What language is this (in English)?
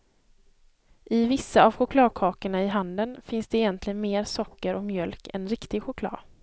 Swedish